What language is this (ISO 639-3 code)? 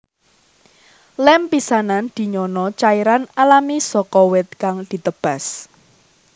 jav